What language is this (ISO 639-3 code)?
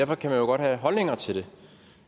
dan